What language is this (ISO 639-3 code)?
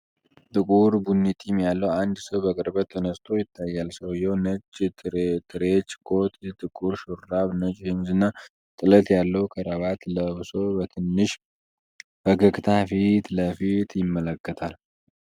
amh